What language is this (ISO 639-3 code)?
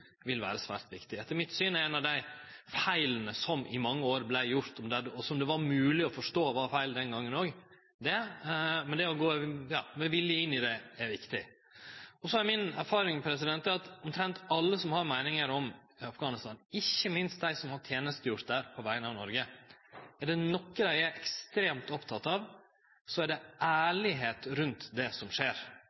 nno